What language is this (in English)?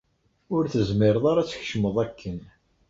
Kabyle